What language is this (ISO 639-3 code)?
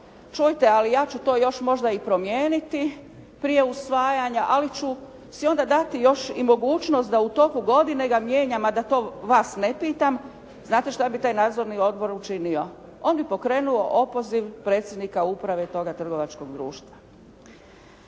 hrv